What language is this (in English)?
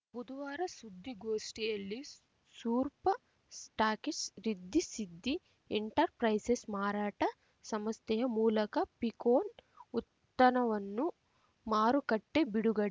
Kannada